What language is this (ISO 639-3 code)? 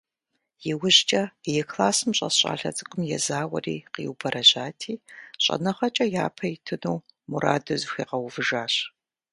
kbd